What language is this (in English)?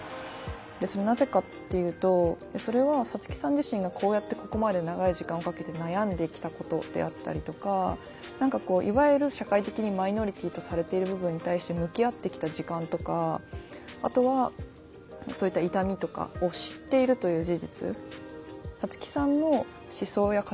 Japanese